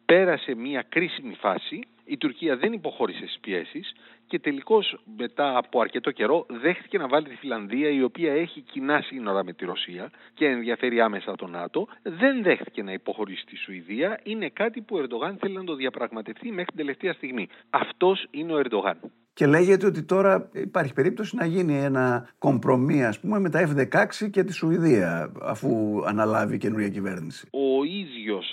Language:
Greek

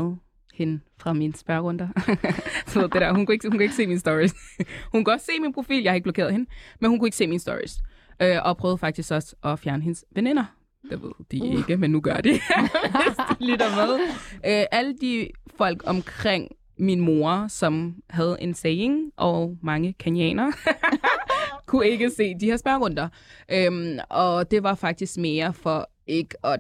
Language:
Danish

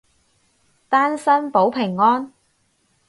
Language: Cantonese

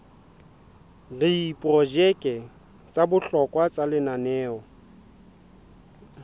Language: Southern Sotho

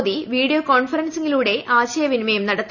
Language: Malayalam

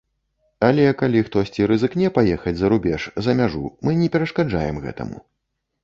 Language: Belarusian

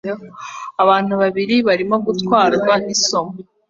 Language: Kinyarwanda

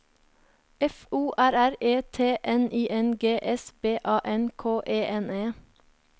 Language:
Norwegian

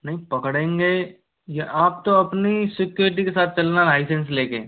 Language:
Hindi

